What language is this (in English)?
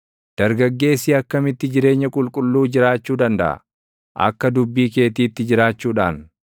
Oromo